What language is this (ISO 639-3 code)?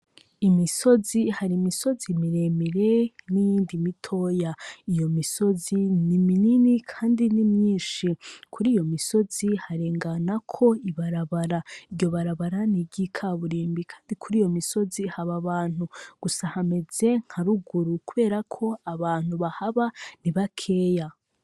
run